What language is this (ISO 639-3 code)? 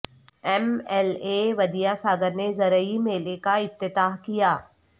urd